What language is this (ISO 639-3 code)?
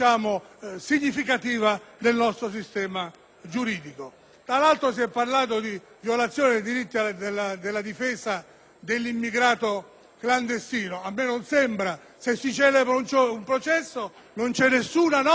ita